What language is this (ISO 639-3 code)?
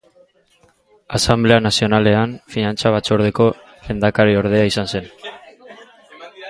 eus